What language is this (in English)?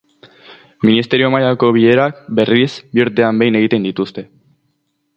Basque